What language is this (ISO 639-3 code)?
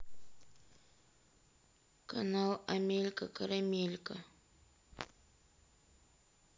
rus